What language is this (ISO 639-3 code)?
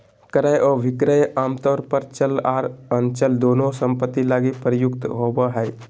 mag